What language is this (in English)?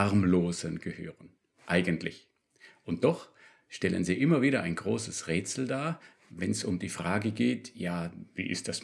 German